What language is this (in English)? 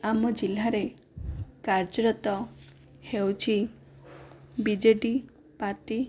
Odia